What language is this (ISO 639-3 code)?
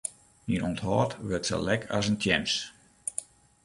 fry